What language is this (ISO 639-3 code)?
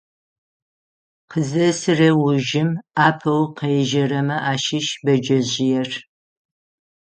ady